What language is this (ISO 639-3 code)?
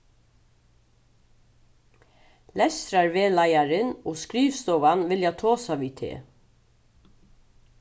fao